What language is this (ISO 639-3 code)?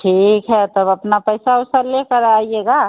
hin